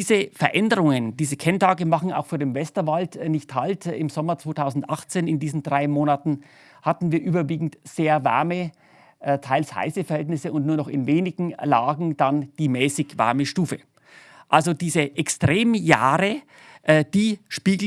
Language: German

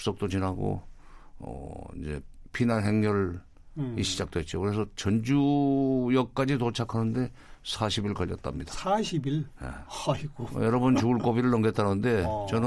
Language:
Korean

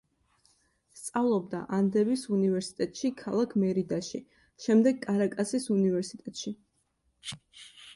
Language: Georgian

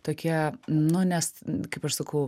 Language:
Lithuanian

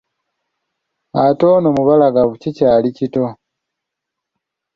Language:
Ganda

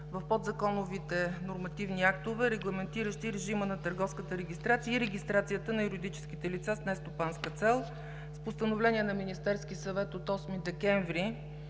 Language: Bulgarian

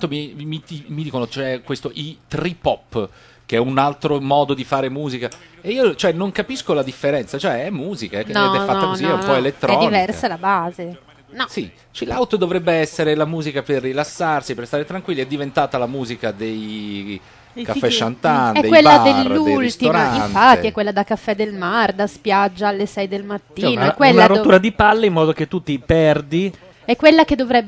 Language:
Italian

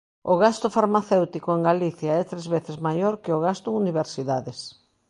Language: Galician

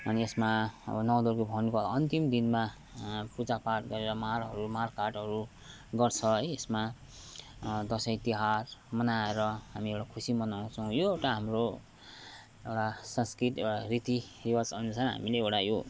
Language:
Nepali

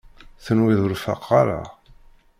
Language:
Kabyle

